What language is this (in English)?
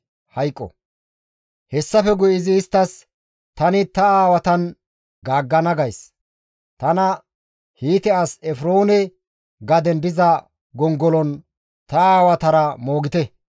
Gamo